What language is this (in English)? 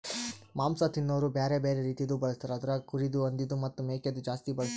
Kannada